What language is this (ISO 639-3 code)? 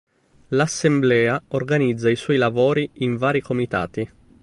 ita